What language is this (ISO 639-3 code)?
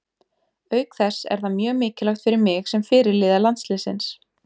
isl